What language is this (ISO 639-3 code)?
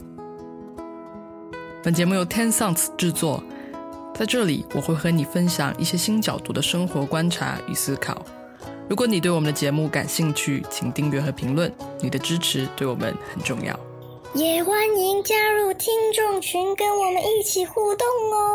zho